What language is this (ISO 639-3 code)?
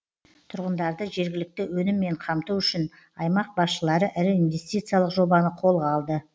kaz